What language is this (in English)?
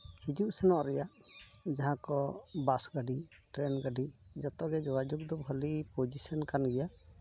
Santali